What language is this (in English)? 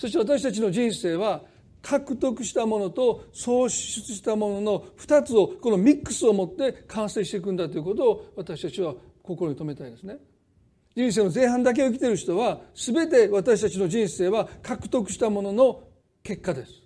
Japanese